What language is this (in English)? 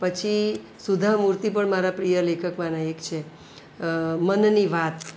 Gujarati